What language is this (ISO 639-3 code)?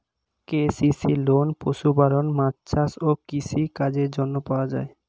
ben